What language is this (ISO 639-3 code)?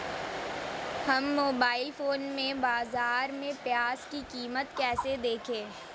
hin